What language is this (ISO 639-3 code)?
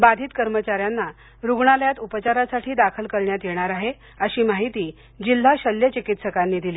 mar